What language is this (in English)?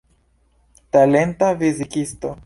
Esperanto